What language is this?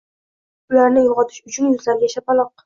Uzbek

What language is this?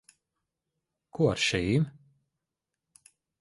Latvian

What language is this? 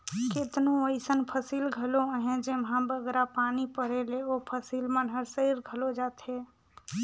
Chhattisgarhi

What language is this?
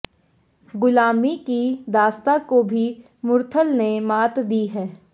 Hindi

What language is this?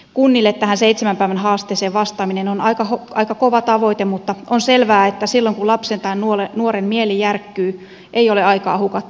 Finnish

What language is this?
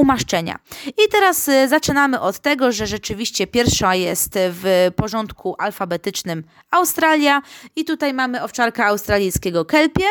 Polish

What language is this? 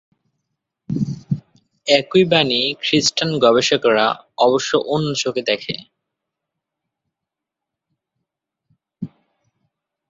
Bangla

